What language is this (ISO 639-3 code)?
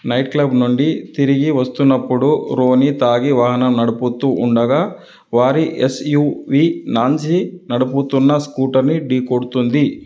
tel